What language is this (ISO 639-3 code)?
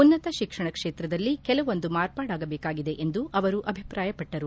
kan